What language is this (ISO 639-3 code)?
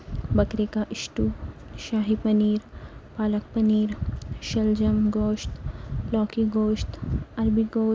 urd